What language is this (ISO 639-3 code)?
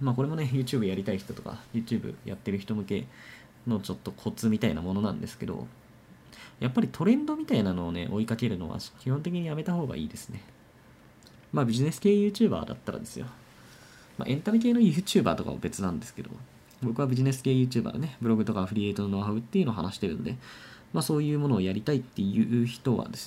jpn